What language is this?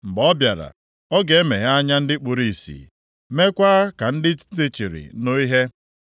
Igbo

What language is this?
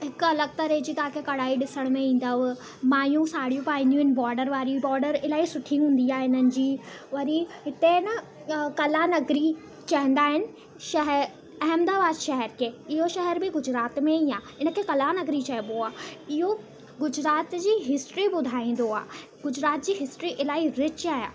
Sindhi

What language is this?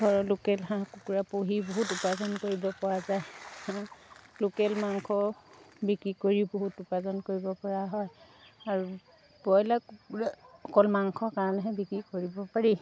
Assamese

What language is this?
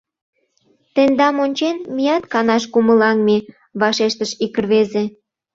Mari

